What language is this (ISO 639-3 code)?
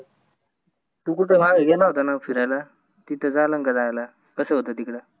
mar